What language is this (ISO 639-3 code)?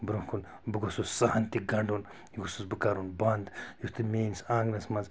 kas